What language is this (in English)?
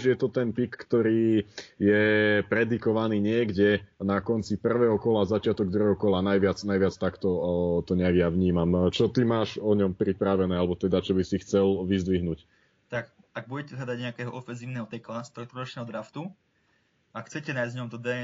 Slovak